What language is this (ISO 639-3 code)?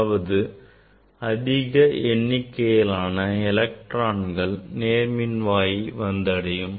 tam